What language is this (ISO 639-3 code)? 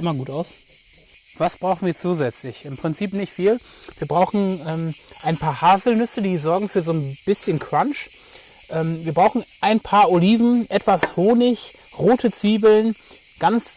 deu